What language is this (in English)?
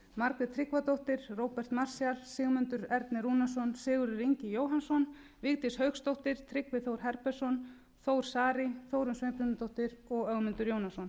Icelandic